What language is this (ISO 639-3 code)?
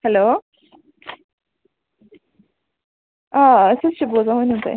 kas